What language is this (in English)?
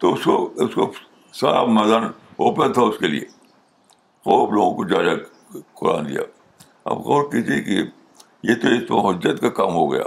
Urdu